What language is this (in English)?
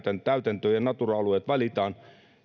Finnish